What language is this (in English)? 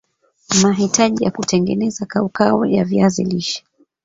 Swahili